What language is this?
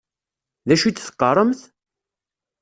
Kabyle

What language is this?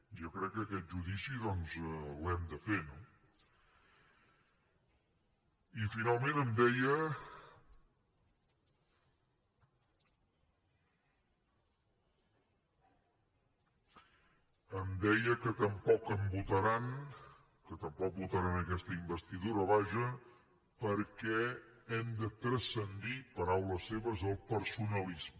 Catalan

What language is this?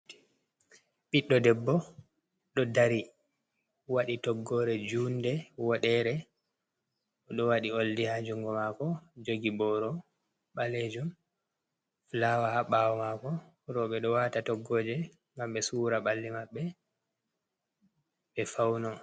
Fula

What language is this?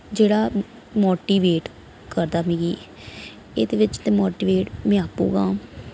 Dogri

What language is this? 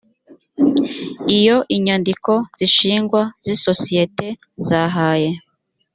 Kinyarwanda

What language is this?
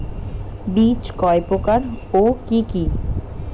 Bangla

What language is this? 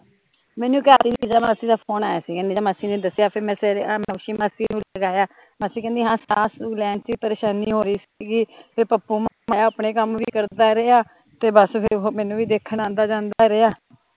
Punjabi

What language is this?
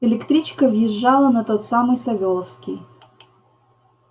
Russian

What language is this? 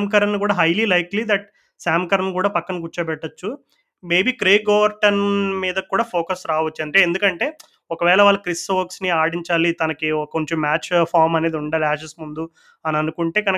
Telugu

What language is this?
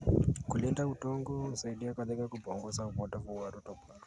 Kalenjin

